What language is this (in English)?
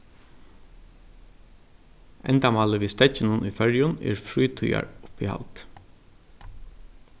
Faroese